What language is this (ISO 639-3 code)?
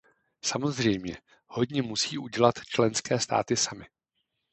ces